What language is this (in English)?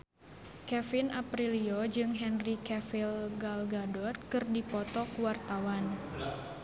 Sundanese